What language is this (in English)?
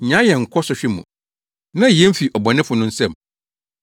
Akan